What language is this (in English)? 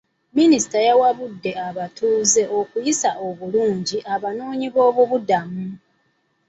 Ganda